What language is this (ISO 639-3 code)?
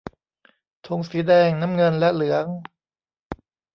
tha